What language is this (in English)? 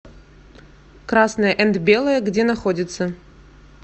Russian